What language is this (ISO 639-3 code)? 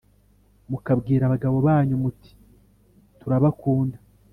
kin